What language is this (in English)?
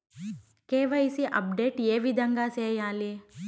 Telugu